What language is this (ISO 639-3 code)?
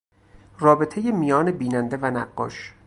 fas